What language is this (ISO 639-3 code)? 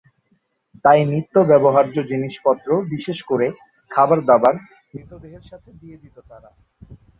ben